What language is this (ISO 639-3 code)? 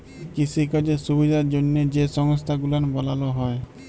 ben